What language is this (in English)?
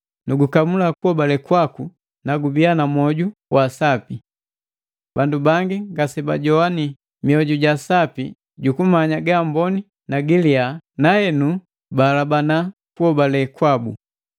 Matengo